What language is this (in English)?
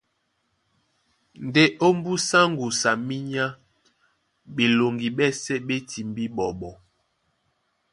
Duala